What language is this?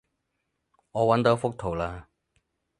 Cantonese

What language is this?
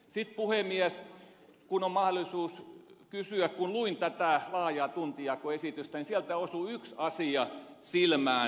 Finnish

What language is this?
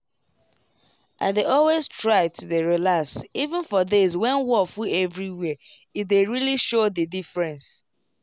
Nigerian Pidgin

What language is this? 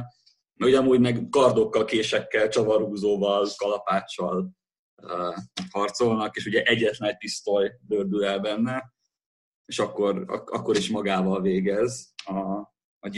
Hungarian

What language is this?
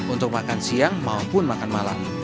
Indonesian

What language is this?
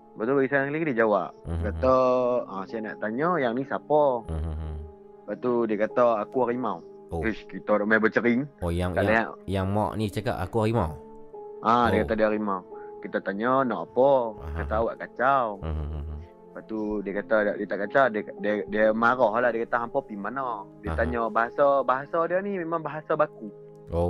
Malay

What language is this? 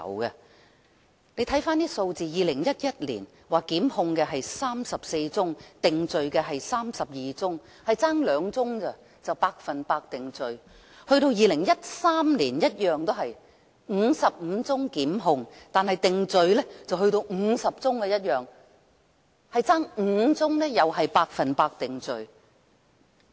Cantonese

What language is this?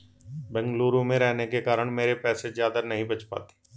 Hindi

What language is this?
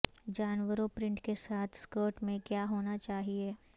Urdu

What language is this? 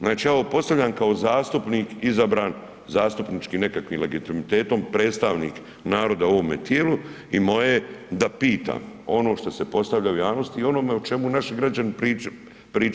Croatian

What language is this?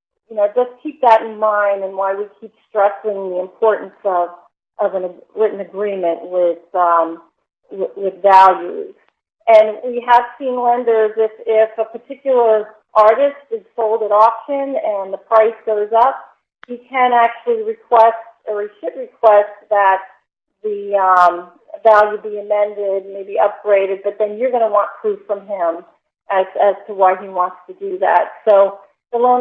English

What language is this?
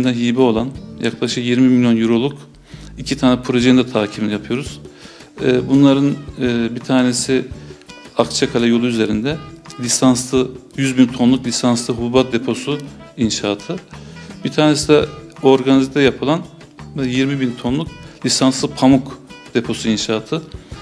Turkish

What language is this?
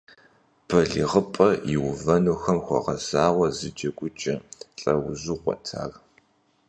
Kabardian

